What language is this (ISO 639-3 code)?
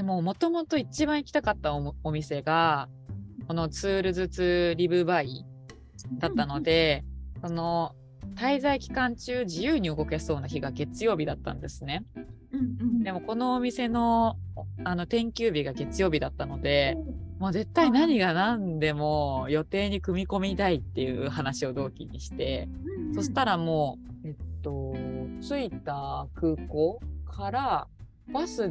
jpn